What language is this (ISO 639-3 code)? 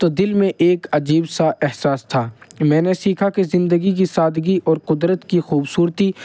urd